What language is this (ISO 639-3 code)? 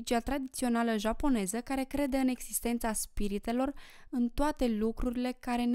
ron